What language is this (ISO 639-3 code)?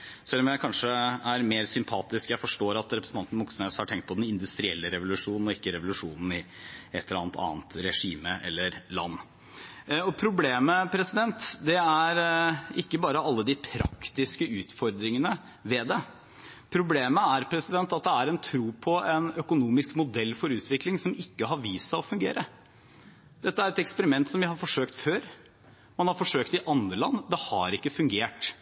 nob